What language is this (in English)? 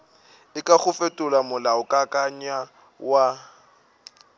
Northern Sotho